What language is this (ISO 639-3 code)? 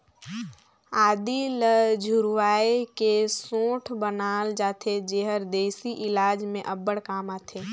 hne